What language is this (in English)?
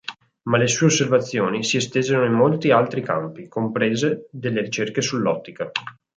Italian